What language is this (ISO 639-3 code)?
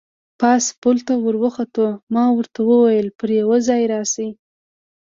pus